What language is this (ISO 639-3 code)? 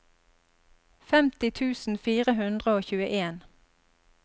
nor